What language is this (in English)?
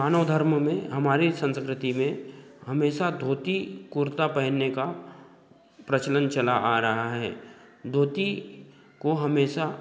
Hindi